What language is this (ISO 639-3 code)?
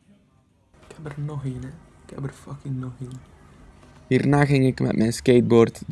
nld